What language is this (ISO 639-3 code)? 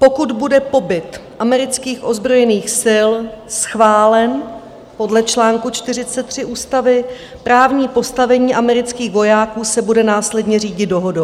ces